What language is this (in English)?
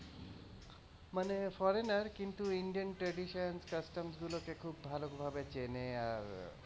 Bangla